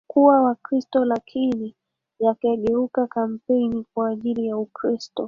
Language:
Swahili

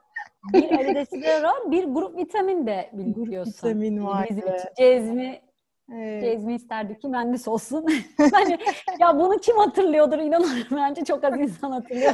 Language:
Turkish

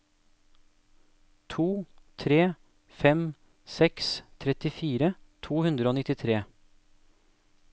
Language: Norwegian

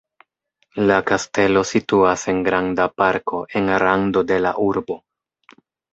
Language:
Esperanto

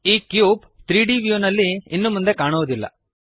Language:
Kannada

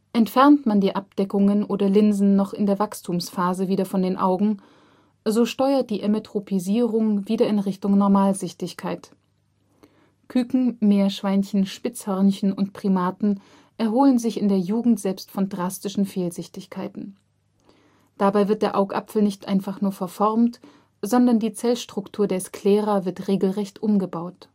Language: German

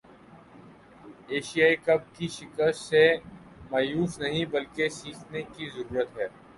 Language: Urdu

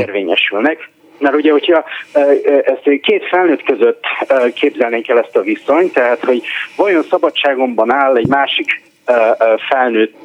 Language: Hungarian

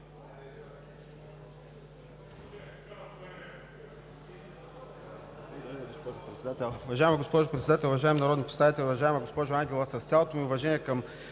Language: Bulgarian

